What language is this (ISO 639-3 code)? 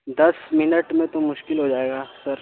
urd